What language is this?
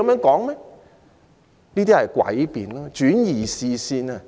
Cantonese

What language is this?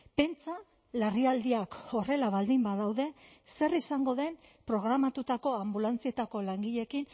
Basque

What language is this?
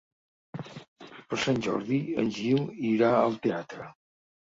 Catalan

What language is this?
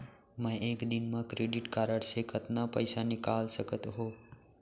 Chhattisgarhi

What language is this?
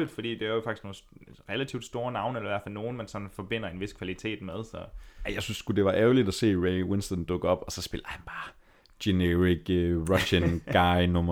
Danish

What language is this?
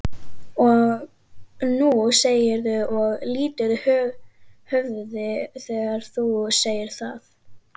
Icelandic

